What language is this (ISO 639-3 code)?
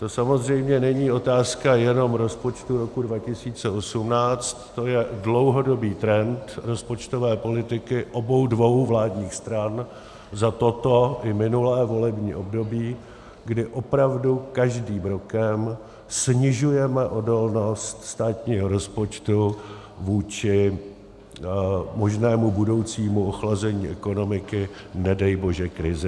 ces